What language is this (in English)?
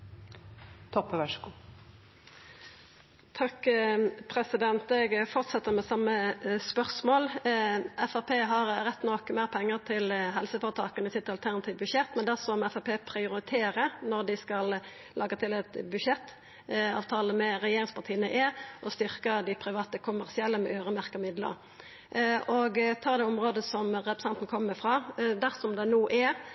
Norwegian Nynorsk